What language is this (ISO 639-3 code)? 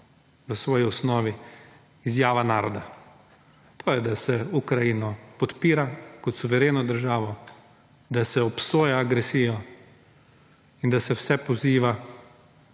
slv